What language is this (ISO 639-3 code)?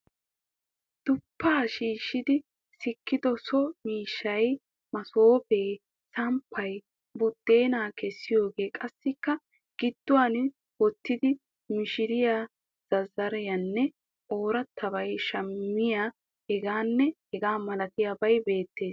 wal